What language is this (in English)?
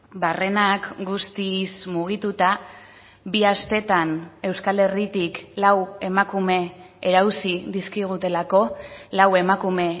Basque